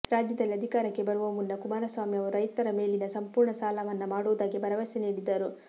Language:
Kannada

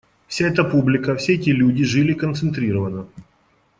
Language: Russian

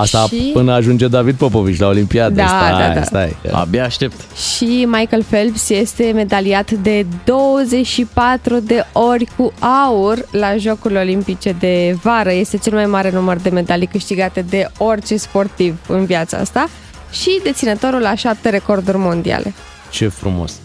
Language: Romanian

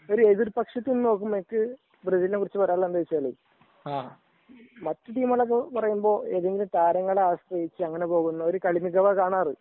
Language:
Malayalam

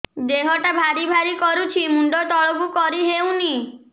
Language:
Odia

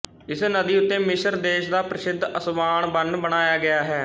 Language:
Punjabi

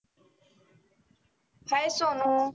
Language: Marathi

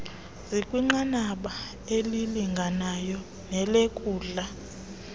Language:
Xhosa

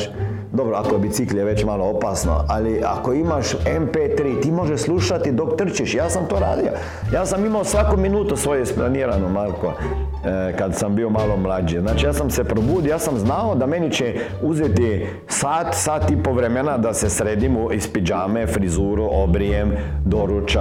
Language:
Croatian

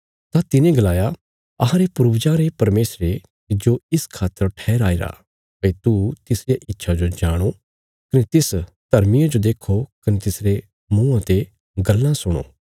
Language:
Bilaspuri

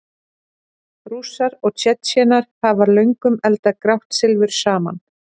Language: Icelandic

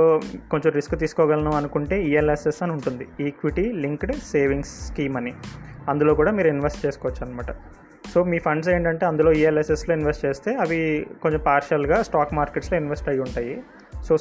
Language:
Telugu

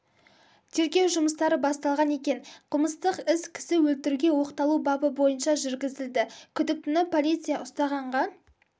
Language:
Kazakh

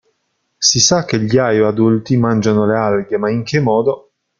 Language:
Italian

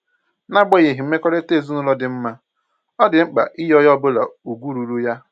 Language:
Igbo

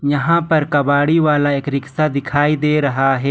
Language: Hindi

